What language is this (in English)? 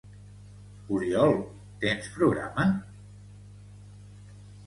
Catalan